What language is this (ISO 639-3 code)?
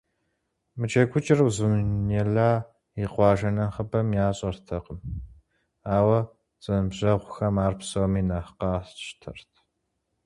kbd